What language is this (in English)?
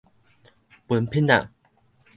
Min Nan Chinese